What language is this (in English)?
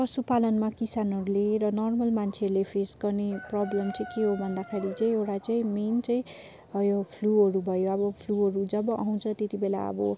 Nepali